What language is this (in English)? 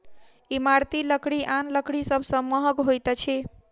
Maithili